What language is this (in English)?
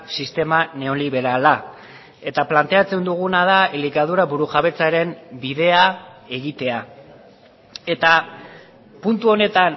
Basque